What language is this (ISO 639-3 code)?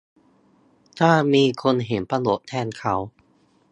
tha